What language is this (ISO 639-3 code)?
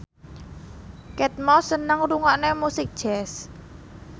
jav